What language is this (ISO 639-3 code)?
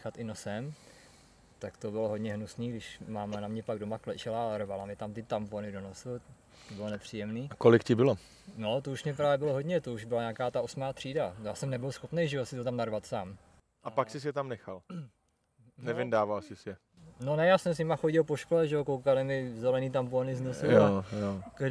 ces